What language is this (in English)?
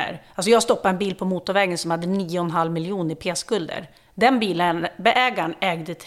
Swedish